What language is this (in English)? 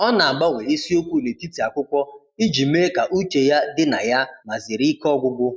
Igbo